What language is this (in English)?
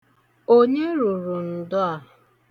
Igbo